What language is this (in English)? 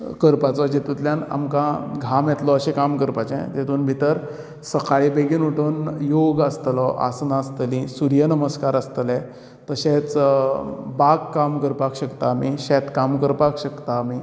Konkani